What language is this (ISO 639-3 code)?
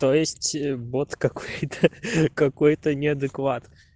rus